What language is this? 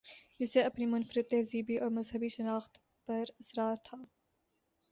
Urdu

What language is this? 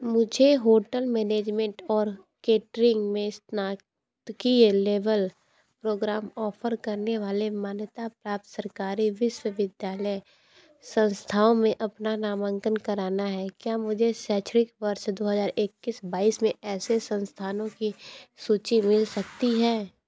Hindi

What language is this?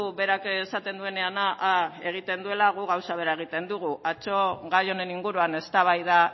Basque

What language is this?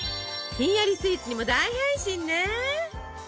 Japanese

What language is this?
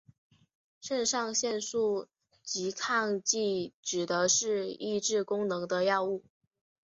Chinese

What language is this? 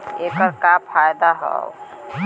Bhojpuri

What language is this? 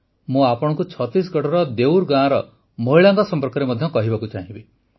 Odia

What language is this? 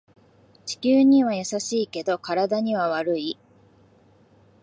Japanese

